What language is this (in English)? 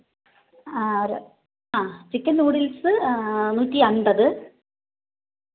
Malayalam